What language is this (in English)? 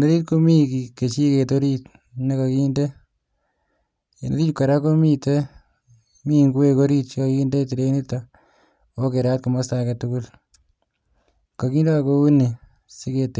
Kalenjin